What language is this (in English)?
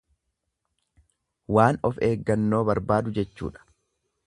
Oromo